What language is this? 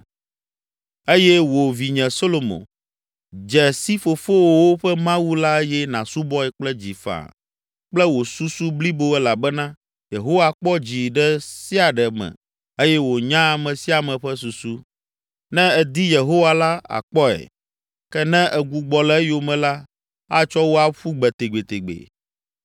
Ewe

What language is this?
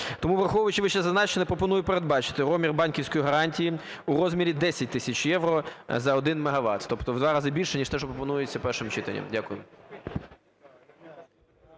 Ukrainian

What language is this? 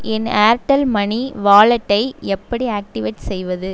Tamil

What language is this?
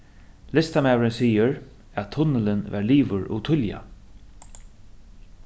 Faroese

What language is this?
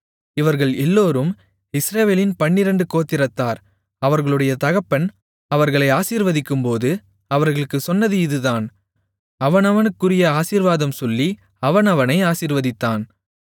Tamil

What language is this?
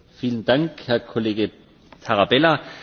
German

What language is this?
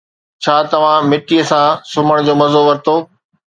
Sindhi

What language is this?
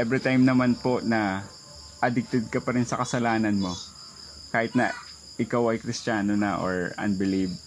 Filipino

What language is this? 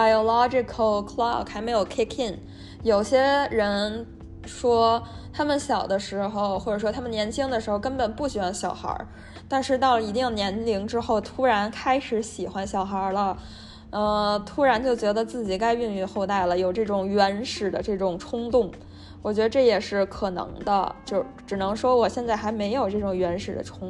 Chinese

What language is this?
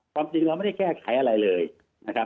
Thai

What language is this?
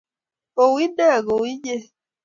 Kalenjin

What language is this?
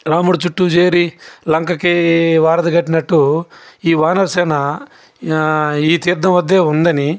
Telugu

